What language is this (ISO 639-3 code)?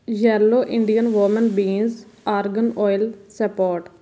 pan